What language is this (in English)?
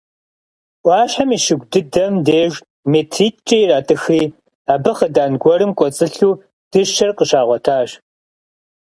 Kabardian